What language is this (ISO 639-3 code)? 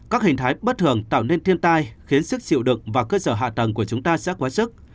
vie